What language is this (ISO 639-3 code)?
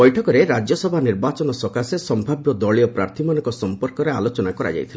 ori